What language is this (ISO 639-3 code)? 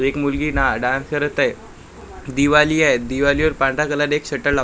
mar